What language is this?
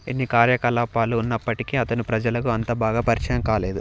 Telugu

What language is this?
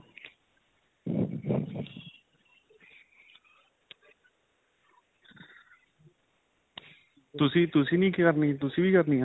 Punjabi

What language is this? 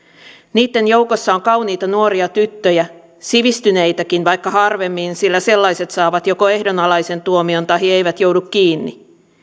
Finnish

